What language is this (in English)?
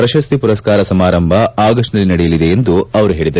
Kannada